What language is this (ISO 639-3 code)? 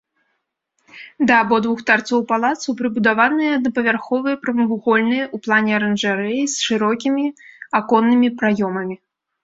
bel